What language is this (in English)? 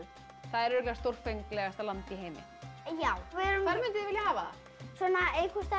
Icelandic